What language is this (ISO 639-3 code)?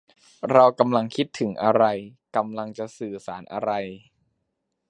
tha